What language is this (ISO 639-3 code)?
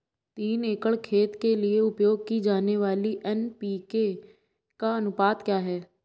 hin